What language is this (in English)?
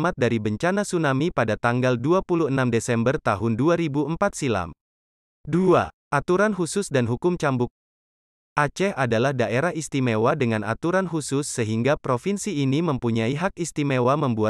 Indonesian